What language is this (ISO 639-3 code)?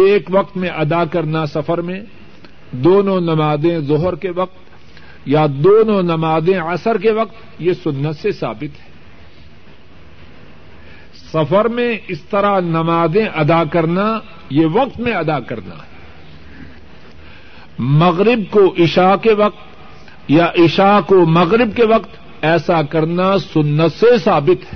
urd